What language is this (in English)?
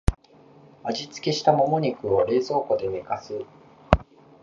Japanese